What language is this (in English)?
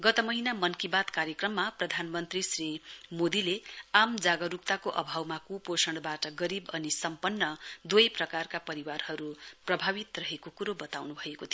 Nepali